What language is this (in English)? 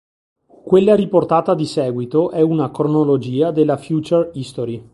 Italian